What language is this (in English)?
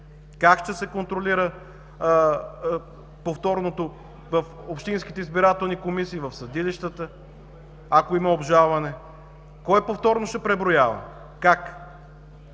Bulgarian